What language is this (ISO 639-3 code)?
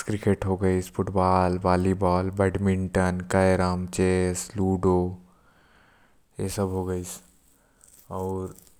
kfp